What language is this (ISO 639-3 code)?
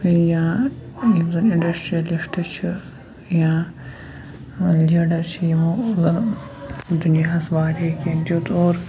kas